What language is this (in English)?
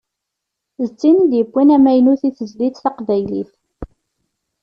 Kabyle